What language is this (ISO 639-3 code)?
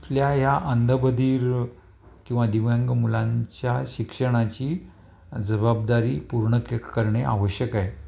mar